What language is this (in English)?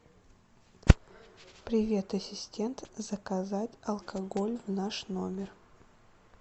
Russian